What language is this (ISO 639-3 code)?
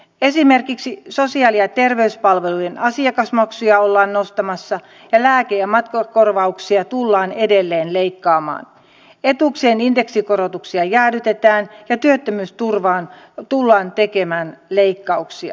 fin